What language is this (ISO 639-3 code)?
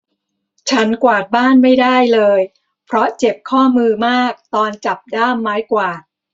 tha